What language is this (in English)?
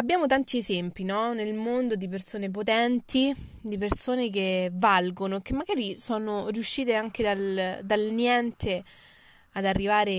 Italian